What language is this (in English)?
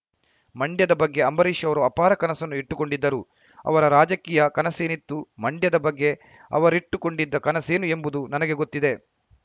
Kannada